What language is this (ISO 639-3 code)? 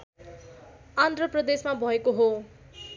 nep